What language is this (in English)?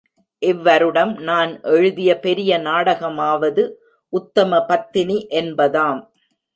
Tamil